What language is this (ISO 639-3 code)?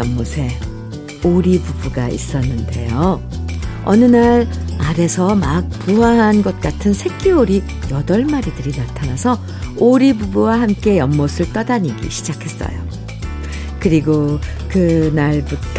kor